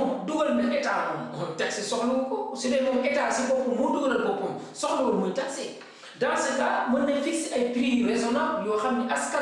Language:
French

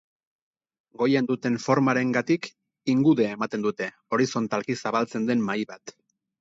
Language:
Basque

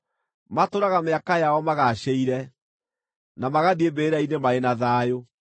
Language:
Kikuyu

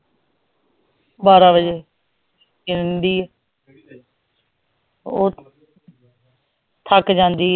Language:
Punjabi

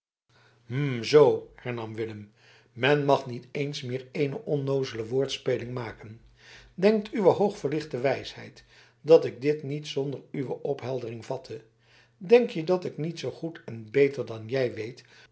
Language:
Dutch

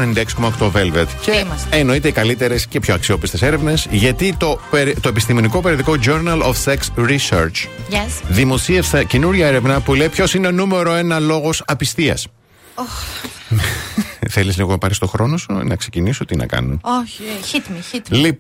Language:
Greek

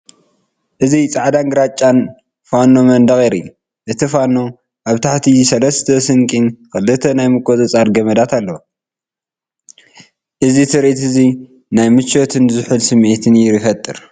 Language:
Tigrinya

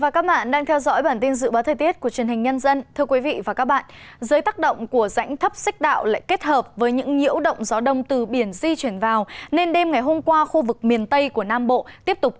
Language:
Vietnamese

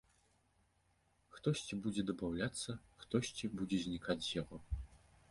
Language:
Belarusian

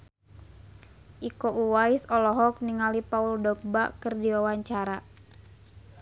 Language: Sundanese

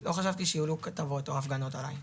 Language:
Hebrew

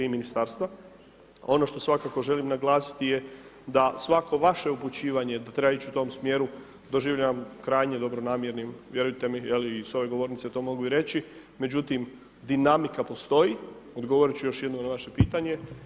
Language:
Croatian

